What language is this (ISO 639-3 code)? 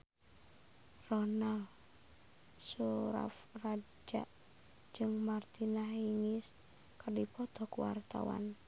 sun